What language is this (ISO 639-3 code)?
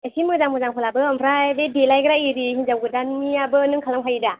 brx